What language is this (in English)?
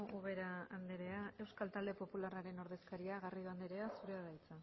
Basque